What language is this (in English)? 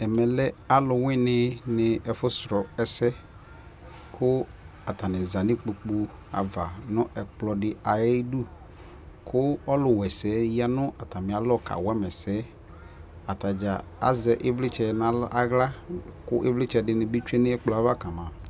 Ikposo